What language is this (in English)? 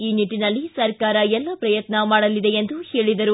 Kannada